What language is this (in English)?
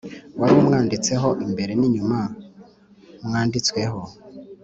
Kinyarwanda